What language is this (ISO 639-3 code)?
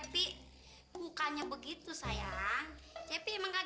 ind